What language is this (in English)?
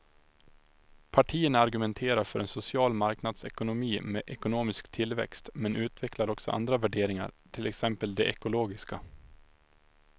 Swedish